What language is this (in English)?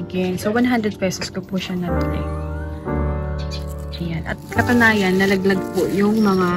Filipino